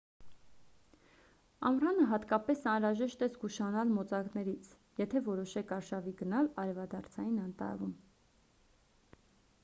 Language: Armenian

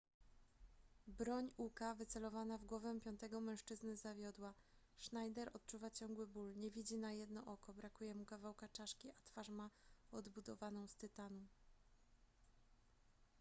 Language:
Polish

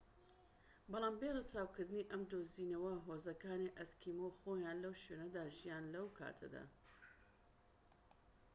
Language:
Central Kurdish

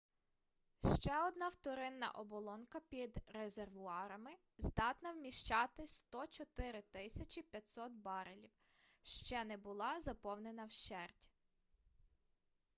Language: Ukrainian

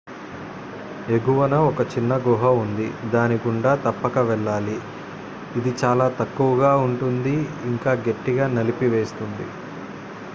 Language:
Telugu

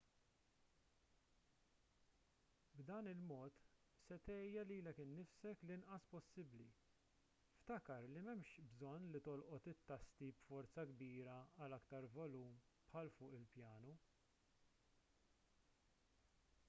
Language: Maltese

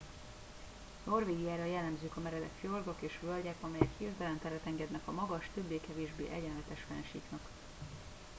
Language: Hungarian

